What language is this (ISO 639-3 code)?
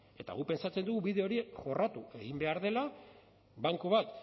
eus